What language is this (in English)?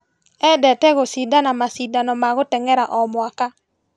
Kikuyu